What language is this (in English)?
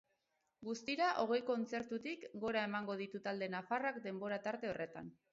Basque